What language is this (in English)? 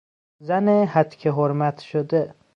Persian